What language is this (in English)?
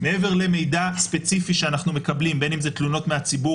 Hebrew